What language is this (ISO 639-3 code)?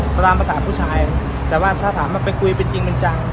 tha